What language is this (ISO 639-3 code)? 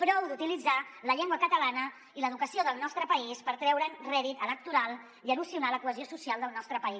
cat